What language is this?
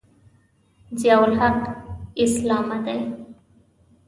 Pashto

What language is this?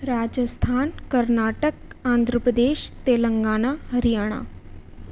Sanskrit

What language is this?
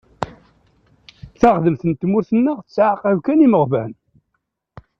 Kabyle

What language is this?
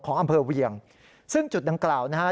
Thai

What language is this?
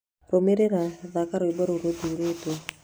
Kikuyu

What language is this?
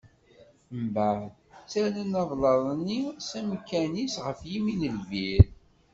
Kabyle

